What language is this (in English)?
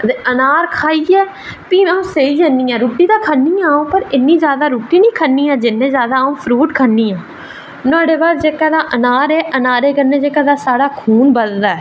Dogri